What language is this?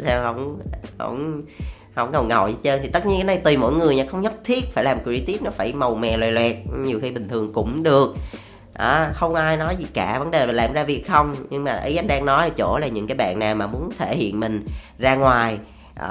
Vietnamese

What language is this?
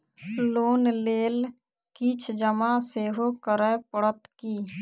Maithili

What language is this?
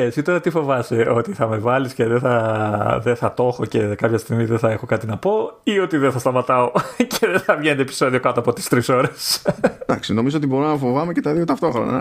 Greek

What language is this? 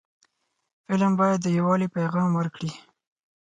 Pashto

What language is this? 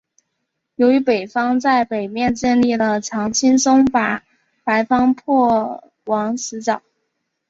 Chinese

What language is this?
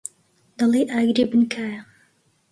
Central Kurdish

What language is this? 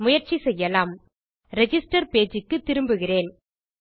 Tamil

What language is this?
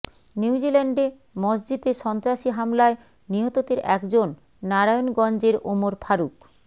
Bangla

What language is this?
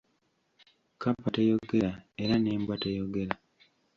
Ganda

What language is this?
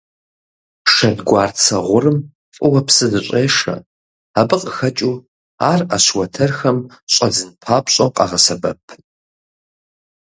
Kabardian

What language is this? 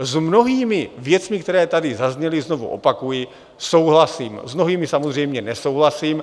Czech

